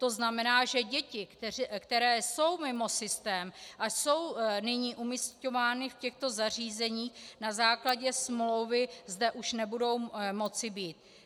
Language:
Czech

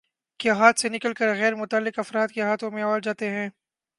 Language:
Urdu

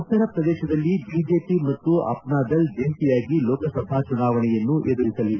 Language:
Kannada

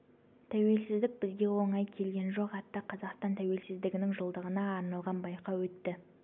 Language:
Kazakh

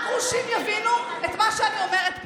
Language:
Hebrew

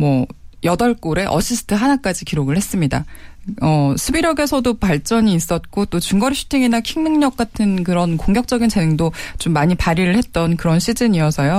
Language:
Korean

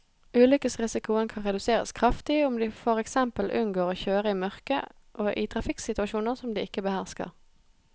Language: Norwegian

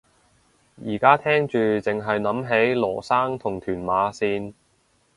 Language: Cantonese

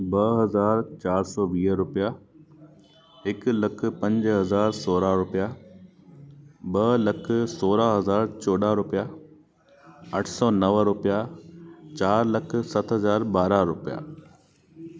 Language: Sindhi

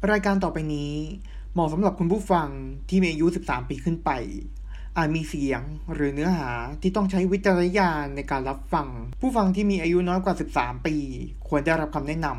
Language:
Thai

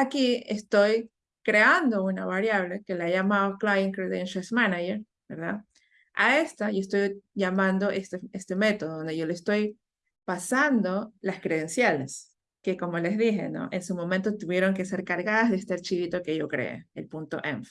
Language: Spanish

